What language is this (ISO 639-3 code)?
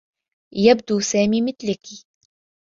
ara